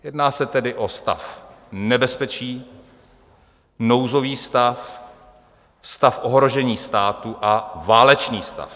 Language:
Czech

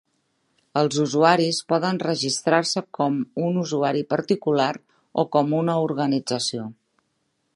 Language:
Catalan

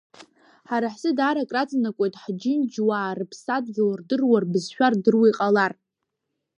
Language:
Abkhazian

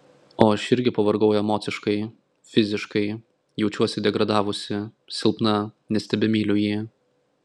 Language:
Lithuanian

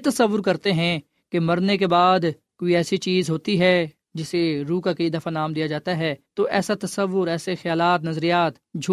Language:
Urdu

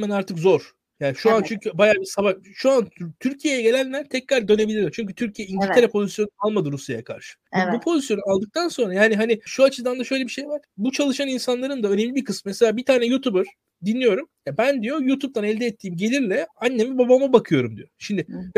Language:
Turkish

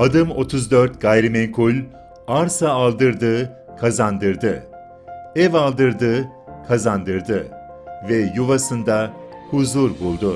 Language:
Turkish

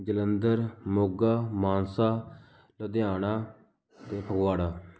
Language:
Punjabi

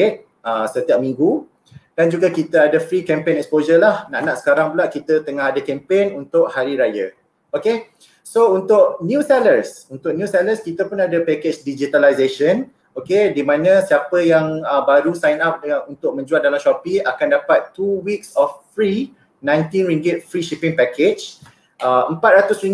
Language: Malay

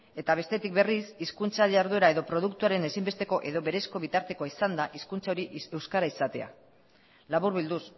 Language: Basque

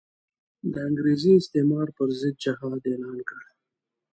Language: Pashto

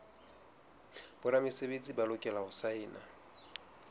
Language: Southern Sotho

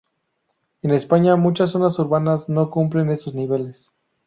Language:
Spanish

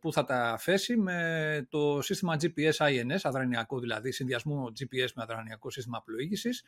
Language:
Greek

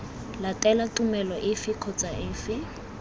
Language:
Tswana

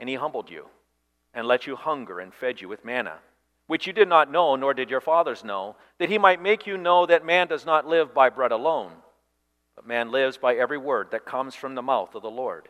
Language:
English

